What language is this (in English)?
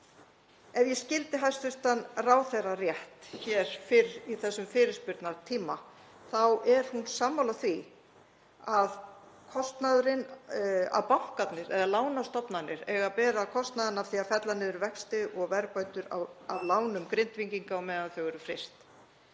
Icelandic